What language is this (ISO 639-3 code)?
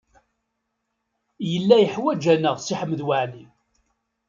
kab